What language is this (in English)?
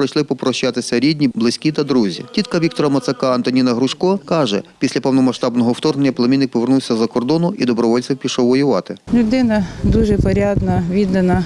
Ukrainian